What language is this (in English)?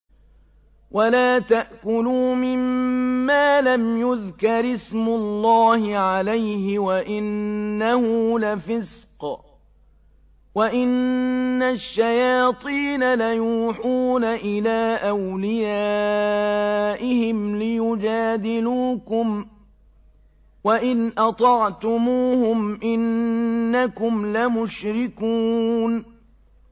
Arabic